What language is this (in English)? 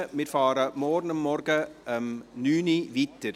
Swiss German